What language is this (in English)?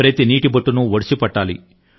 Telugu